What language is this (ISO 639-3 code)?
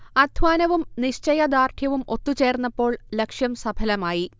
mal